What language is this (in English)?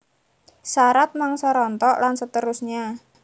Javanese